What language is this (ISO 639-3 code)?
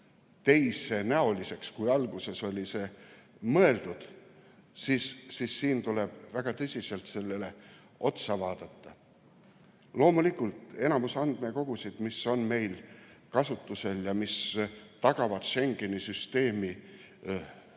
est